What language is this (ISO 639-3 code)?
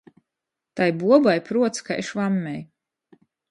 ltg